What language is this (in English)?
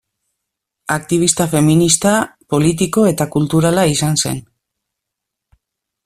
Basque